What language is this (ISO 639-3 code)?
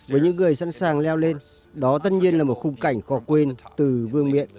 vie